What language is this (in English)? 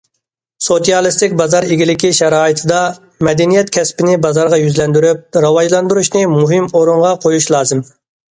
Uyghur